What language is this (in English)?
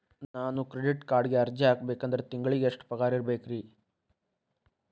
Kannada